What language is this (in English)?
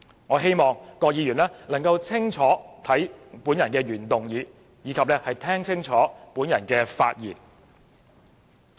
Cantonese